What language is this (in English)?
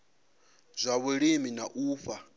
Venda